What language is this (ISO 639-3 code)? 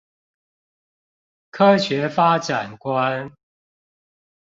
zho